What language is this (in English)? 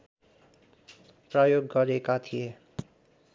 Nepali